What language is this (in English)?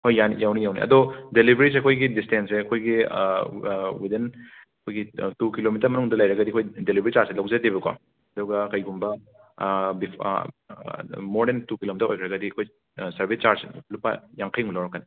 Manipuri